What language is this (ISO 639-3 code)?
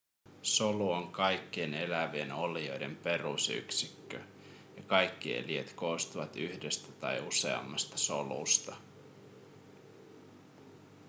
fin